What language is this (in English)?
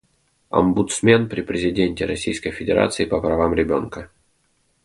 Russian